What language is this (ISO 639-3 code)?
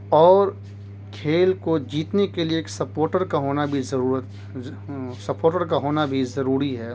urd